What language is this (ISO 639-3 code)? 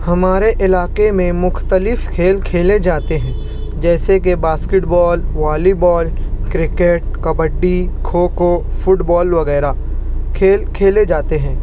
urd